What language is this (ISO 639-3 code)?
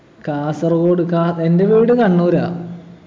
mal